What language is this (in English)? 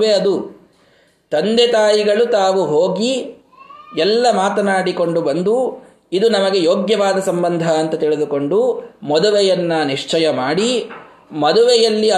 Kannada